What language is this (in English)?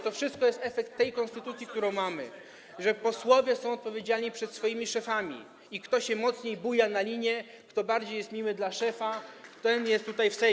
Polish